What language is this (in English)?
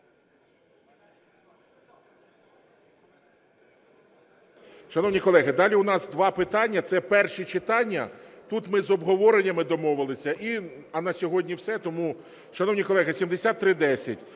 Ukrainian